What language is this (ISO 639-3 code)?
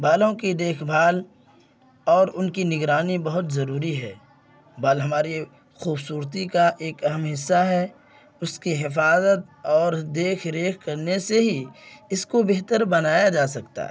urd